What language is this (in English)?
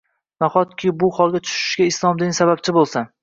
Uzbek